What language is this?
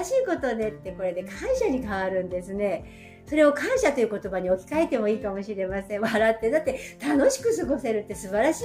Japanese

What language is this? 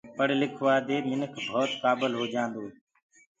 Gurgula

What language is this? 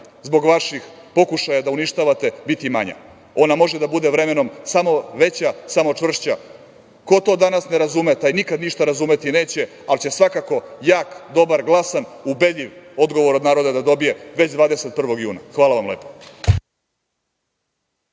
Serbian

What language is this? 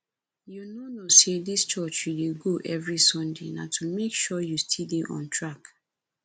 Nigerian Pidgin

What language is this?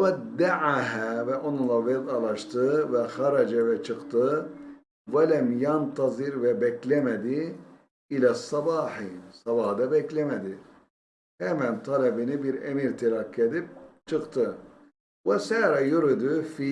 Turkish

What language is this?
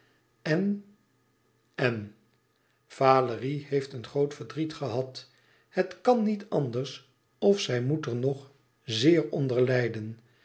Dutch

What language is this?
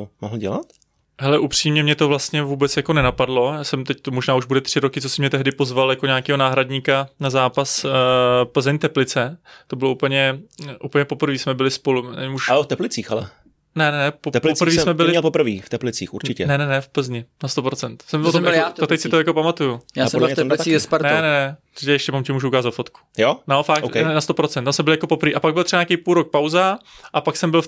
Czech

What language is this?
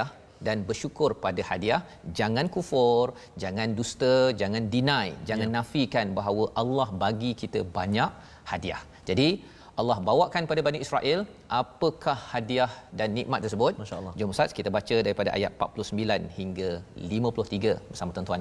Malay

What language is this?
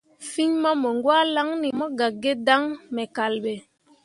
Mundang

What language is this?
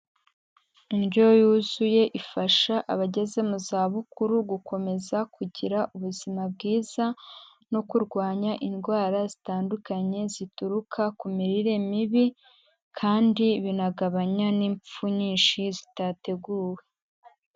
Kinyarwanda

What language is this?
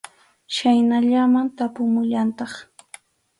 Arequipa-La Unión Quechua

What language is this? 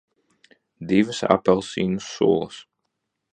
Latvian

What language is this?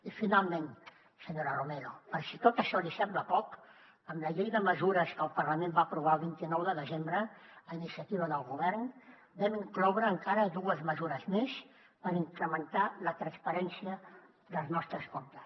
Catalan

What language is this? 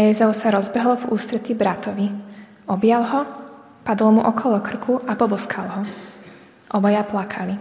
Slovak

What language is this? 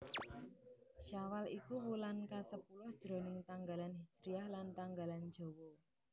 Javanese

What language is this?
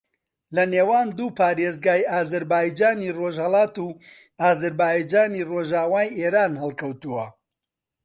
Central Kurdish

